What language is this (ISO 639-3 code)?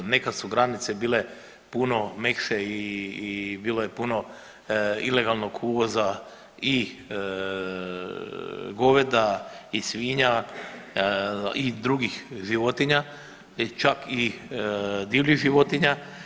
hrv